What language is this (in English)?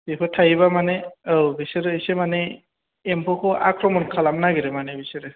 Bodo